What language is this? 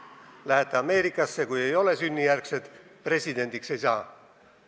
Estonian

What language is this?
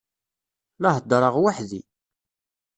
Kabyle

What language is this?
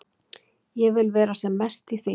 Icelandic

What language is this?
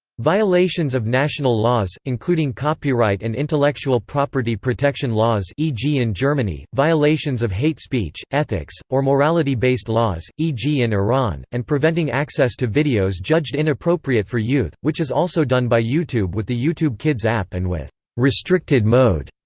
English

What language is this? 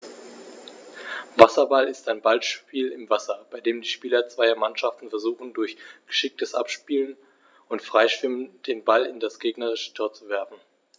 German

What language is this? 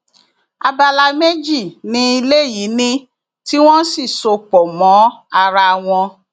Yoruba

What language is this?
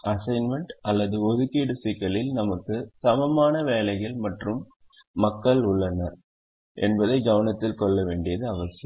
Tamil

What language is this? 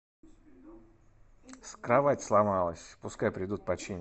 Russian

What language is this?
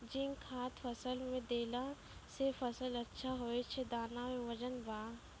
Maithili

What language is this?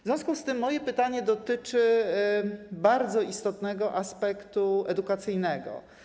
Polish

